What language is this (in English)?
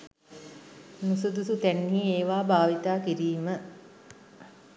Sinhala